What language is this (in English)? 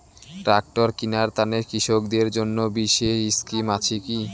Bangla